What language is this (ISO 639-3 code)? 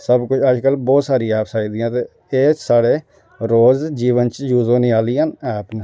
doi